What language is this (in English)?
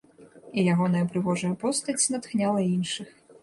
Belarusian